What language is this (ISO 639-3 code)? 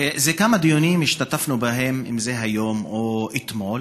heb